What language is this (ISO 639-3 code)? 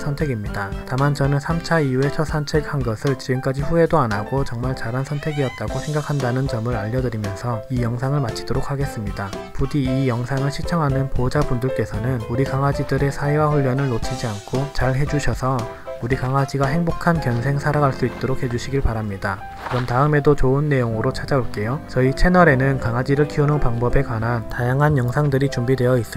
kor